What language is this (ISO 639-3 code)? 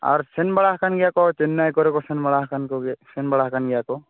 sat